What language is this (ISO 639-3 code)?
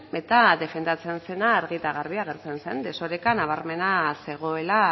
eus